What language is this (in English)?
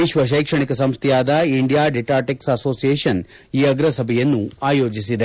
Kannada